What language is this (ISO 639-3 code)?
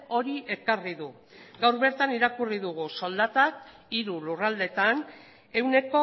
eus